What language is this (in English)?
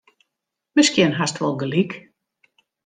Western Frisian